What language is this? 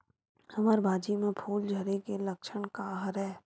Chhattisgarhi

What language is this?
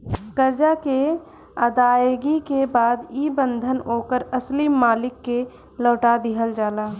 Bhojpuri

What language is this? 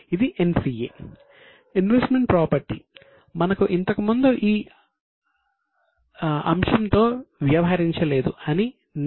Telugu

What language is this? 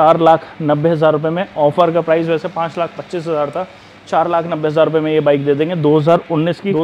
Hindi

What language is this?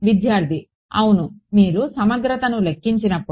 Telugu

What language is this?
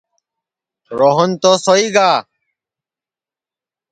Sansi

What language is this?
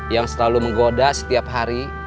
Indonesian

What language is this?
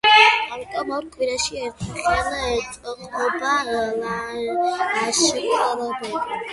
Georgian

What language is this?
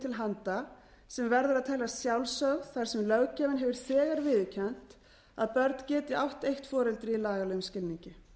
Icelandic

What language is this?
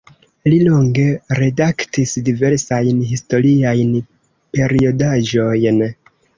Esperanto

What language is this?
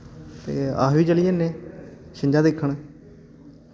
Dogri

